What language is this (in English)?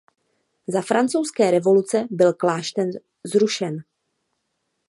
Czech